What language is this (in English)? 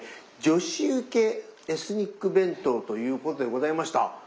Japanese